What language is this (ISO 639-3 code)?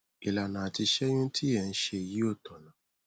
yor